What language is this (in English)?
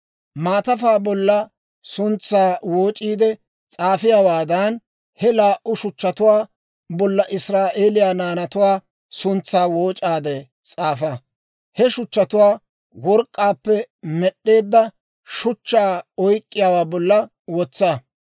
Dawro